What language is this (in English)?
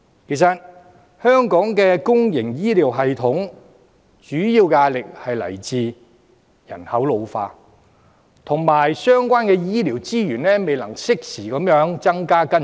Cantonese